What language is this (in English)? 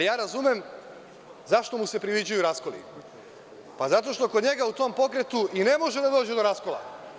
Serbian